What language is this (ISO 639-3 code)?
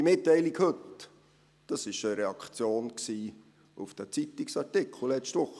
gsw